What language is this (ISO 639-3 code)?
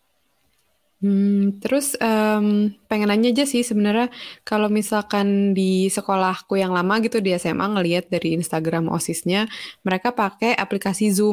ind